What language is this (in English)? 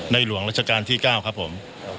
Thai